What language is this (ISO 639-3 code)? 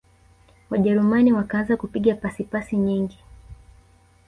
swa